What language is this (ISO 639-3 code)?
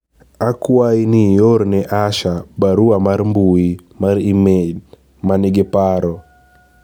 luo